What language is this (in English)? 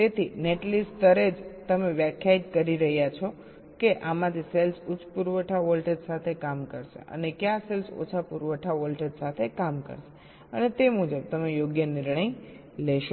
Gujarati